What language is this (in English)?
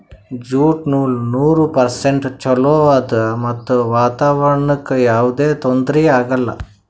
Kannada